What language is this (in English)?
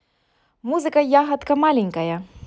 Russian